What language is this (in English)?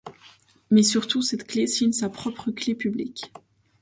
French